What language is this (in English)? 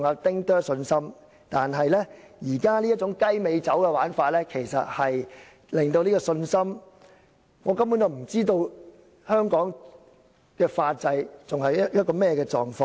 Cantonese